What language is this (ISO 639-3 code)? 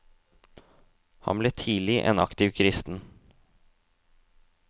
nor